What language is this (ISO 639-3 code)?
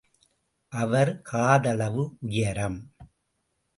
tam